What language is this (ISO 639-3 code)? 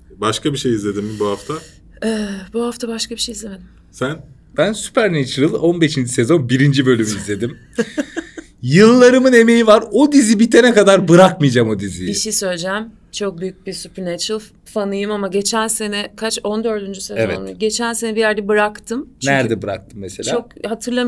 tur